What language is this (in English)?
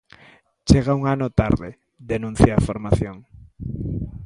Galician